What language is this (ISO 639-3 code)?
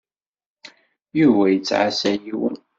kab